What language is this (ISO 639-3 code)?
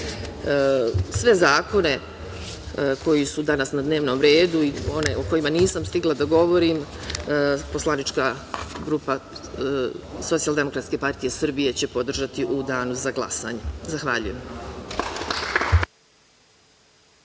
srp